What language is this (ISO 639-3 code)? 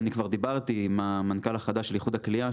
heb